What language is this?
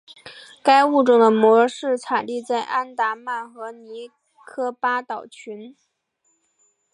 Chinese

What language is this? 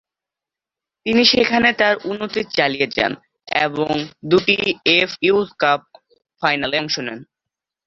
Bangla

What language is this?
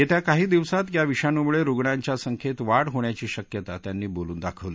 Marathi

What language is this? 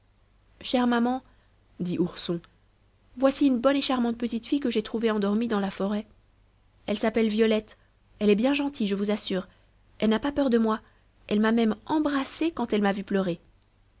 French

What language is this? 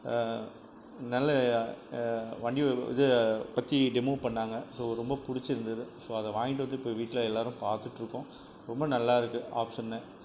Tamil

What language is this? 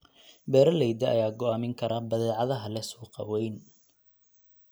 Somali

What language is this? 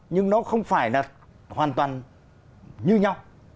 Vietnamese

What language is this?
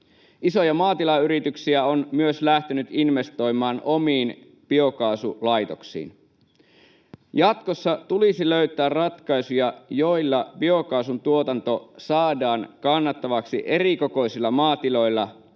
Finnish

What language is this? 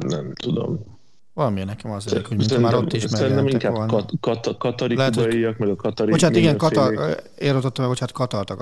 Hungarian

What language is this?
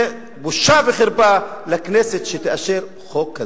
Hebrew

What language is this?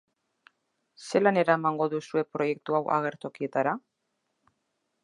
Basque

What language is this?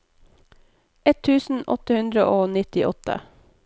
Norwegian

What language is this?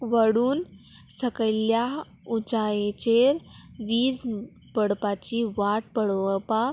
Konkani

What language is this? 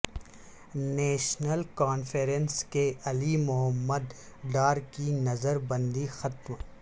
Urdu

